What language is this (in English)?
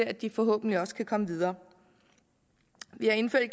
Danish